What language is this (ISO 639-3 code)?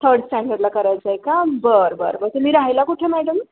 mar